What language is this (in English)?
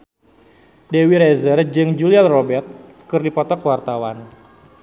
Sundanese